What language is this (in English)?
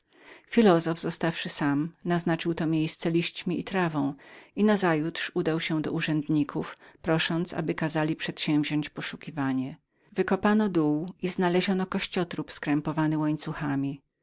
Polish